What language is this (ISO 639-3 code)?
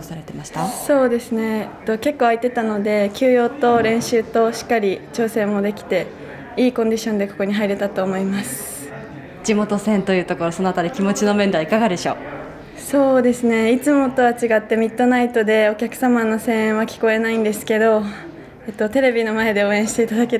jpn